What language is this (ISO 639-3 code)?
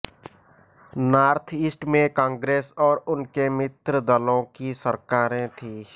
hin